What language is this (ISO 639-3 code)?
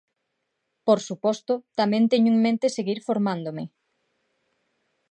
glg